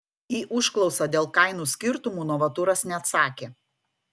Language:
Lithuanian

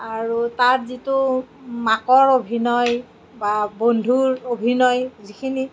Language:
Assamese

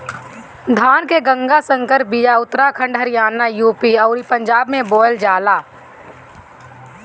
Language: Bhojpuri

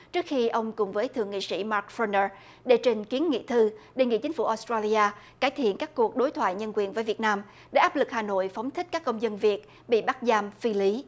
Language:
Vietnamese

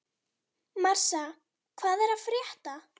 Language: Icelandic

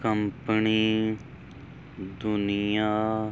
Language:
Punjabi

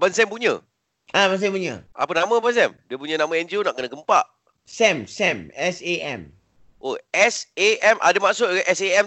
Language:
Malay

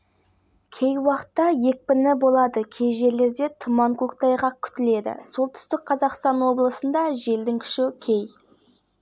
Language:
Kazakh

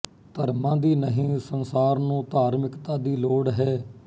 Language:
Punjabi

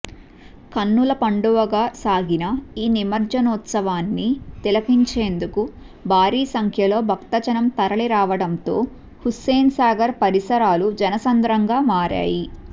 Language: Telugu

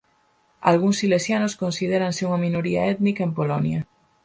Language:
Galician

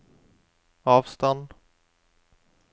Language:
Norwegian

